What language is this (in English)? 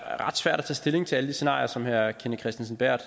Danish